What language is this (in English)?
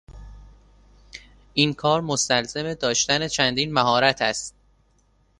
Persian